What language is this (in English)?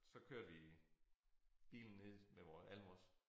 Danish